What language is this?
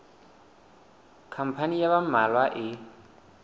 Southern Sotho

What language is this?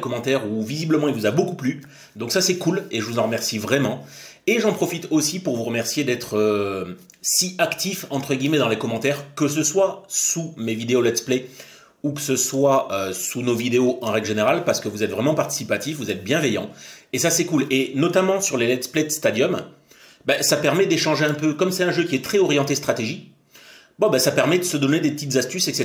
French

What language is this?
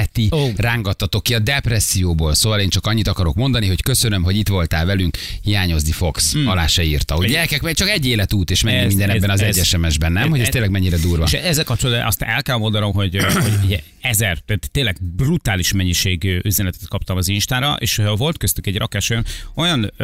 Hungarian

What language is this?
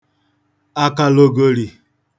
Igbo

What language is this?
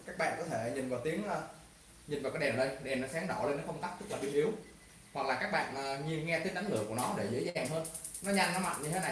Vietnamese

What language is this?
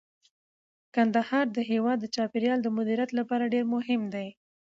Pashto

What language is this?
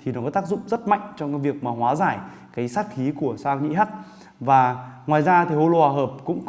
Vietnamese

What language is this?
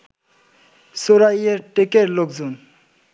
Bangla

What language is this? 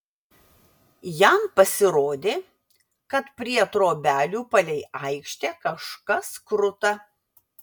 Lithuanian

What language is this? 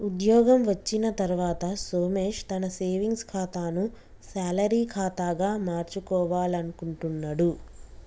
Telugu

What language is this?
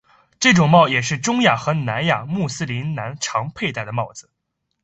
Chinese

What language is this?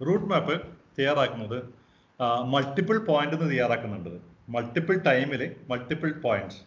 Malayalam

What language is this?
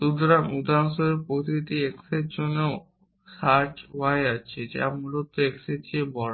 Bangla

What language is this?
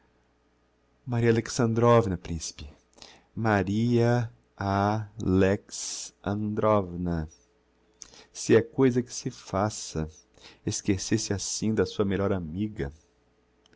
Portuguese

